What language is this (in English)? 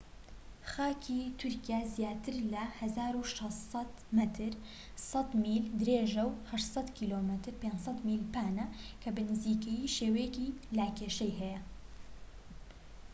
Central Kurdish